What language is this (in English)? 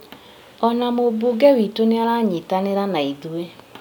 Kikuyu